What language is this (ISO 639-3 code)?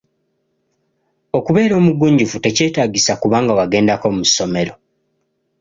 lug